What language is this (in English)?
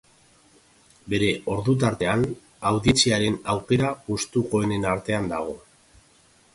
Basque